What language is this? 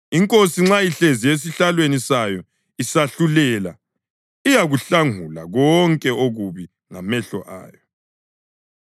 North Ndebele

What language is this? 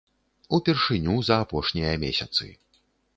Belarusian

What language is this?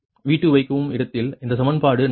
Tamil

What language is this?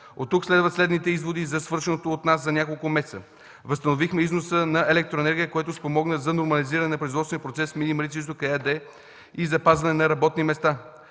Bulgarian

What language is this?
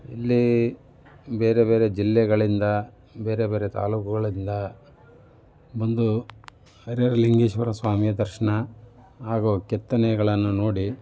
Kannada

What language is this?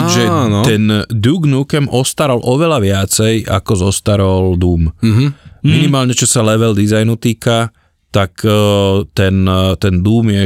Slovak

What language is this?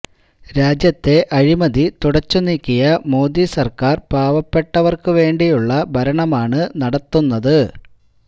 Malayalam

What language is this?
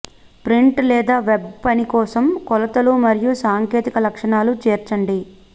Telugu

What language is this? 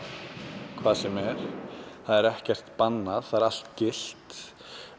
Icelandic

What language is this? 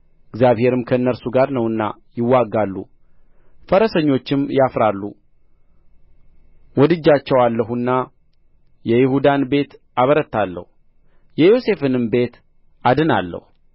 Amharic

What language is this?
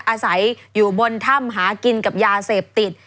Thai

